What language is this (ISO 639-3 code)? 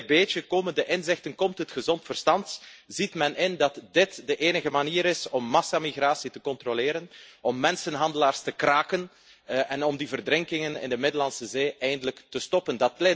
nld